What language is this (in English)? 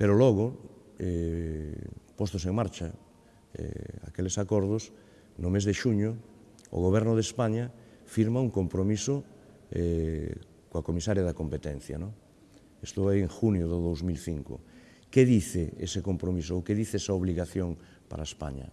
Galician